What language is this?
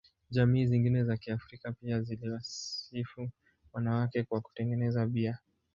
Swahili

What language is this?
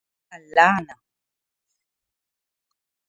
Arabic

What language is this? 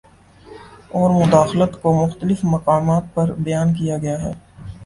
Urdu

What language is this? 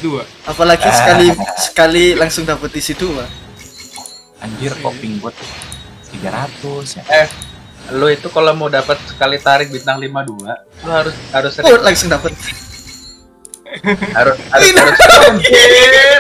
Indonesian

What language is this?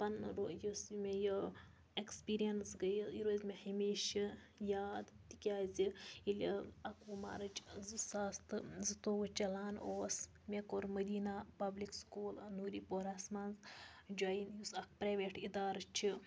Kashmiri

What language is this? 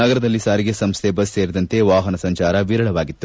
Kannada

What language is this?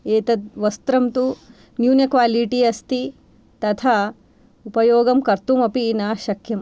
Sanskrit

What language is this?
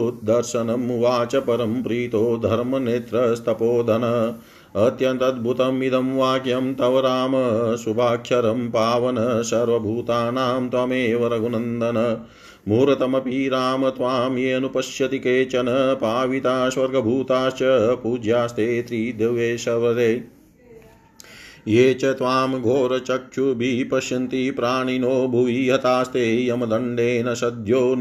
Hindi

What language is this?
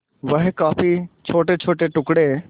Hindi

